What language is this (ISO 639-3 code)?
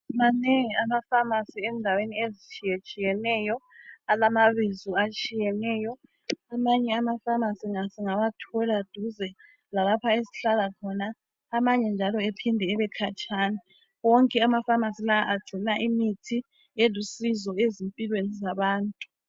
nde